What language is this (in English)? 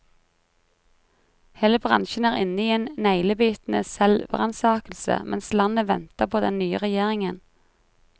Norwegian